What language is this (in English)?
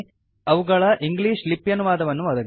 Kannada